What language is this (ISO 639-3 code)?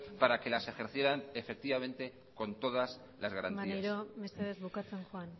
spa